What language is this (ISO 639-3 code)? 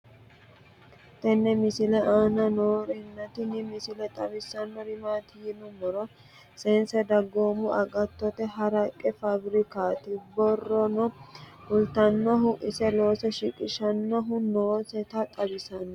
sid